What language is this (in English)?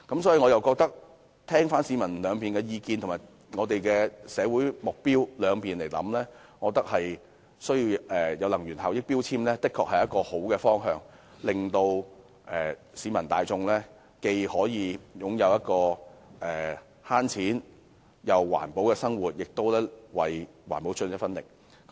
Cantonese